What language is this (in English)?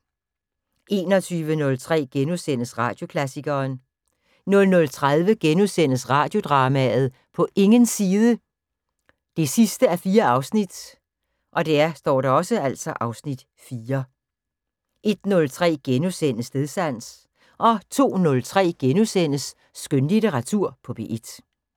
Danish